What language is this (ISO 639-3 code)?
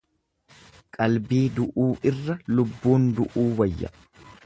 orm